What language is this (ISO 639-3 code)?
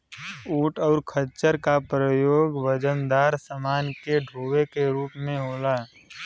bho